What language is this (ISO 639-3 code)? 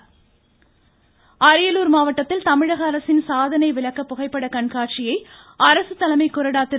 tam